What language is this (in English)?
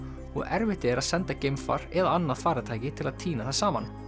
Icelandic